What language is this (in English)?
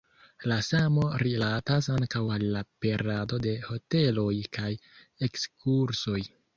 Esperanto